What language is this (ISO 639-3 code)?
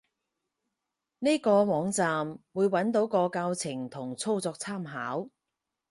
yue